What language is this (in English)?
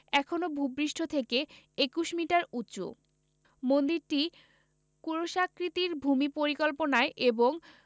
Bangla